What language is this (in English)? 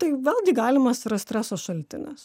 Lithuanian